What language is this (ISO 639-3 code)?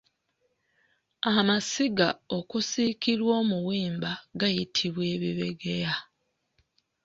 lug